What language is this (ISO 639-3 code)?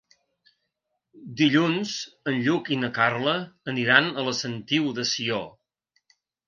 cat